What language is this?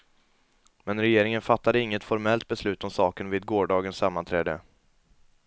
Swedish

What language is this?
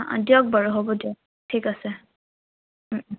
Assamese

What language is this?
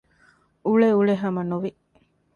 Divehi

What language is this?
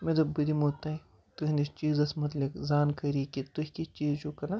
Kashmiri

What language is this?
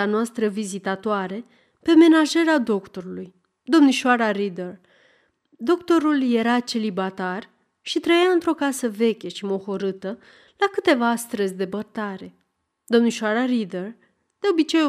Romanian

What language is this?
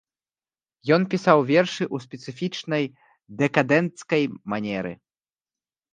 Belarusian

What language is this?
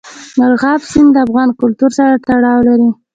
Pashto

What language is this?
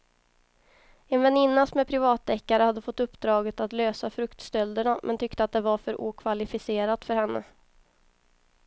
Swedish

